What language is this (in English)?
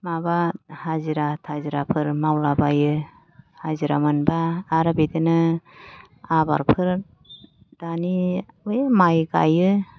Bodo